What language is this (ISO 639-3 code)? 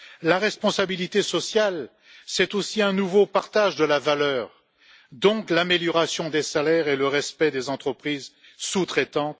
fra